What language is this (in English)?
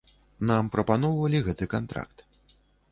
Belarusian